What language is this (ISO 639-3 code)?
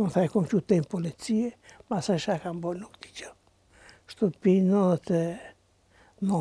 ron